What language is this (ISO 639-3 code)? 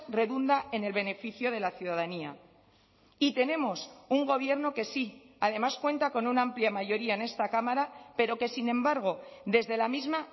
spa